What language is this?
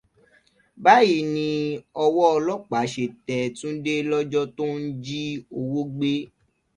Yoruba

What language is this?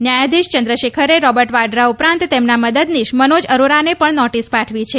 Gujarati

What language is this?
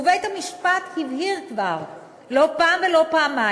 Hebrew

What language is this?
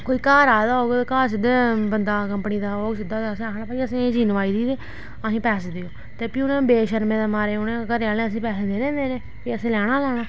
Dogri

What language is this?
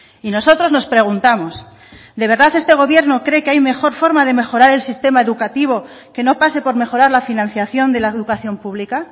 Spanish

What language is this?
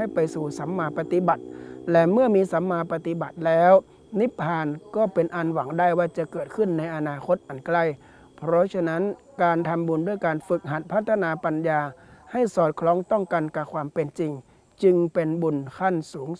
Thai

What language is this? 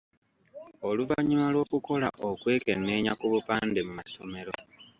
Ganda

